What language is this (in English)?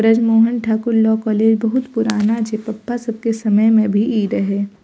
Maithili